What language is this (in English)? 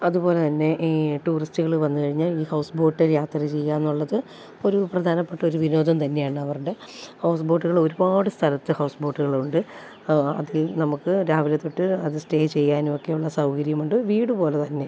Malayalam